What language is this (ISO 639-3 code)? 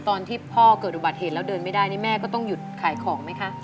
tha